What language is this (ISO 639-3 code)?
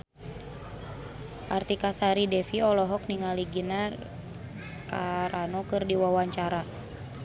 sun